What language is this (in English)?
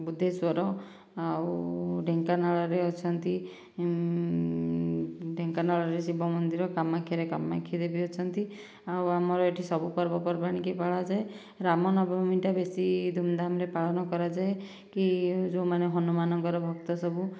Odia